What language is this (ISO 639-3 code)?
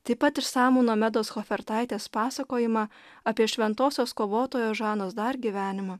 lit